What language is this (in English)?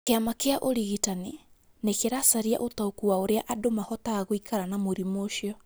Kikuyu